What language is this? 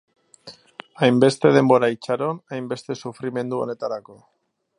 Basque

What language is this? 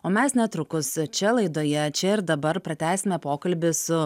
Lithuanian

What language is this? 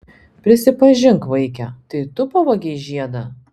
Lithuanian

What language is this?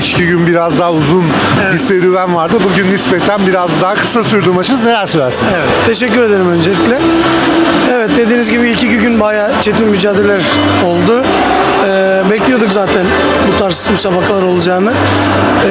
Turkish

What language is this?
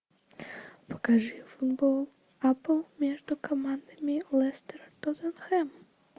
Russian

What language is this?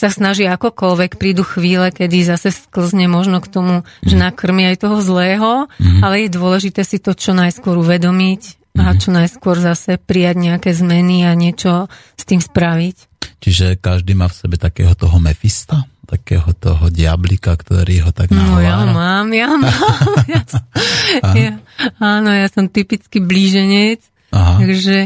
Slovak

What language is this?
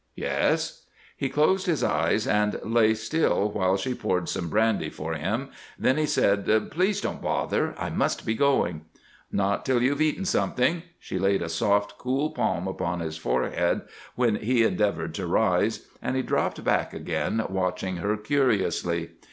English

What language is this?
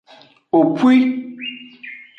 Aja (Benin)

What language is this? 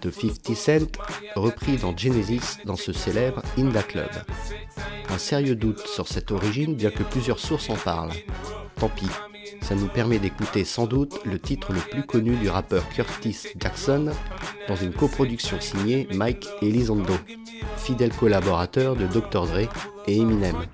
French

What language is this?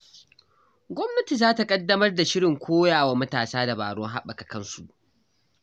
Hausa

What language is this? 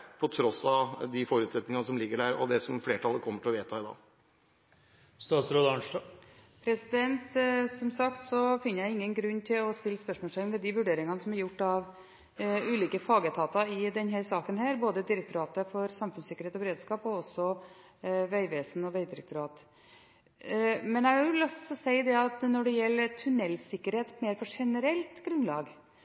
Norwegian Bokmål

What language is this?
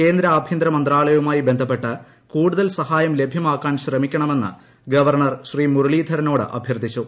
Malayalam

